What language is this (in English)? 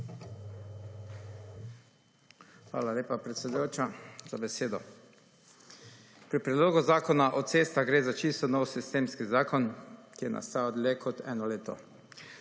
Slovenian